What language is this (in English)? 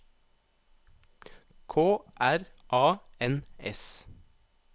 Norwegian